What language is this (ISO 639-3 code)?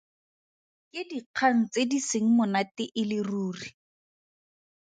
tsn